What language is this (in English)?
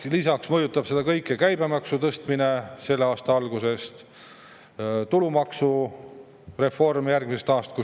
Estonian